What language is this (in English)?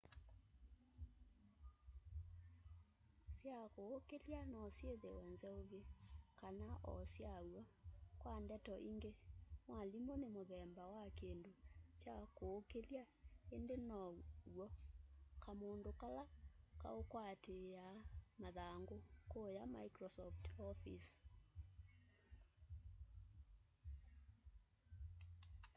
Kamba